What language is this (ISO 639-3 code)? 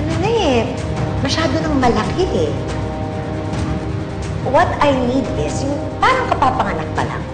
fil